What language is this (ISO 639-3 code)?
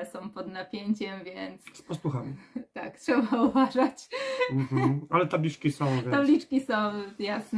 pol